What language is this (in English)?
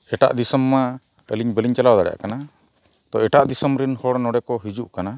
Santali